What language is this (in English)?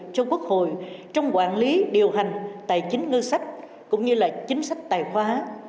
Vietnamese